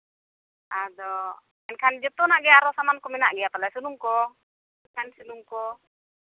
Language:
Santali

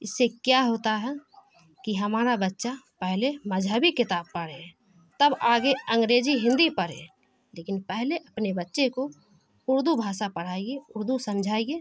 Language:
Urdu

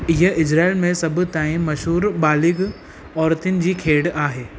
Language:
Sindhi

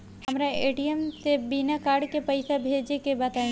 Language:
Bhojpuri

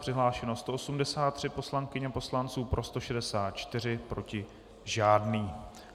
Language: Czech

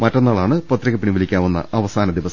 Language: Malayalam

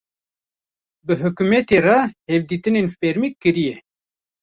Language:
Kurdish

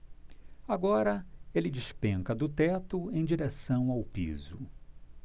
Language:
Portuguese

